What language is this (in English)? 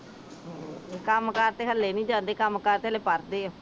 Punjabi